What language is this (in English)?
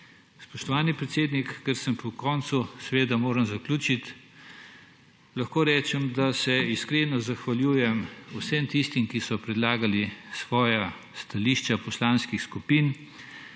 Slovenian